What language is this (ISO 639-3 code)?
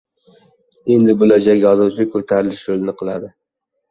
uzb